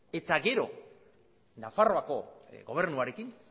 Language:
Basque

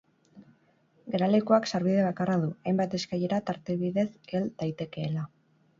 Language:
Basque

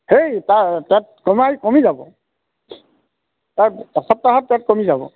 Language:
Assamese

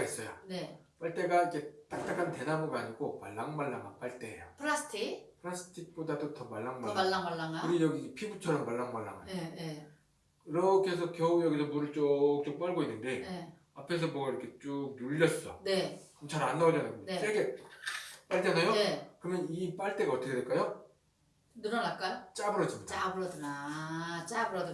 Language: Korean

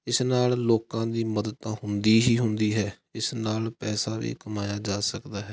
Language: Punjabi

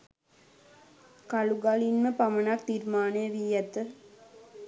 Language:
Sinhala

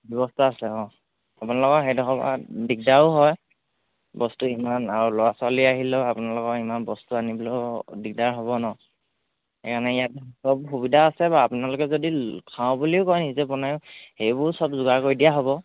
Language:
Assamese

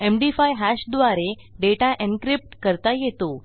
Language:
Marathi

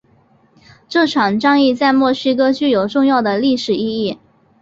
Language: Chinese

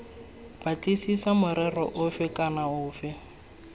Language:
Tswana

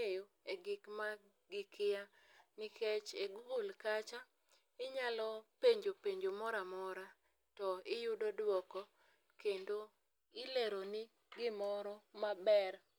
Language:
Luo (Kenya and Tanzania)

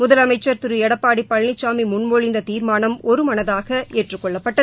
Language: Tamil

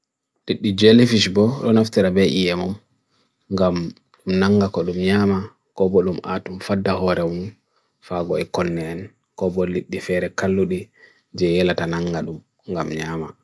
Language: Bagirmi Fulfulde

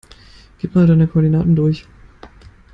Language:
German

